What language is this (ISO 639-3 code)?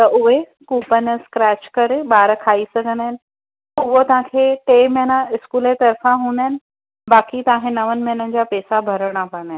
snd